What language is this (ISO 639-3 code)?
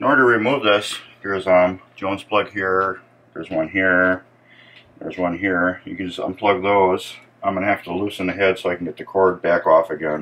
eng